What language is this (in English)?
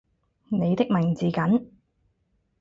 Cantonese